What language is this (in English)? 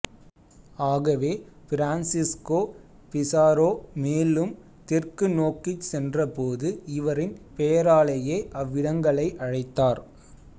Tamil